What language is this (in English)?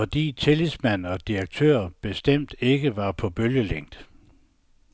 Danish